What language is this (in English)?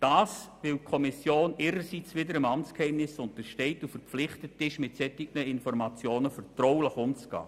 Swiss German